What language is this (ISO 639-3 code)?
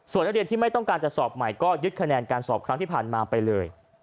tha